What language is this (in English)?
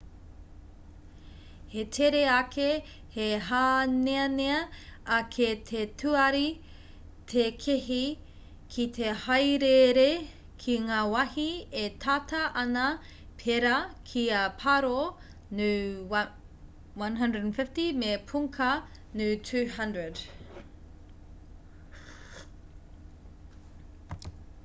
Māori